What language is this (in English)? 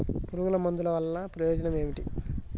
Telugu